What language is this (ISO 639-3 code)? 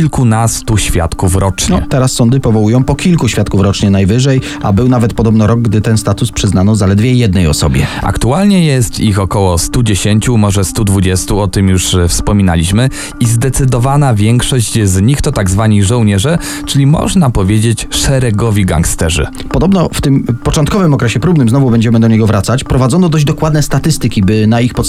pol